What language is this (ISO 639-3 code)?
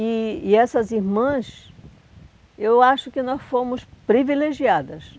por